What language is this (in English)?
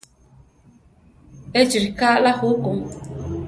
Central Tarahumara